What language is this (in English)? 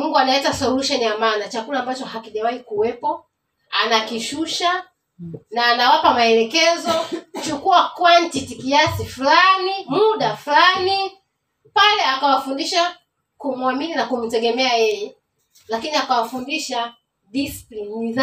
Swahili